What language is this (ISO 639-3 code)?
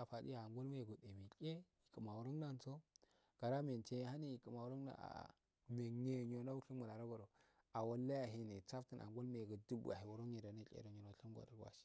aal